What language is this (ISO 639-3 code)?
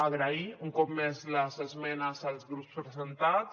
cat